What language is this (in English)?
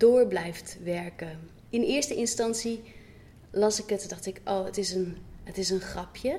Dutch